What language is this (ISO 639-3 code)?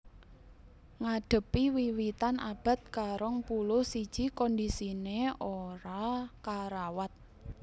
jav